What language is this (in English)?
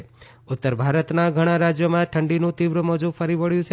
Gujarati